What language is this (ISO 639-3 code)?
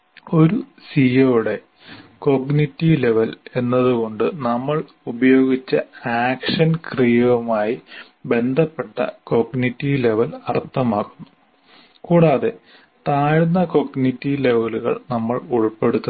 mal